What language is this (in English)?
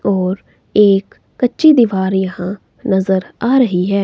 Hindi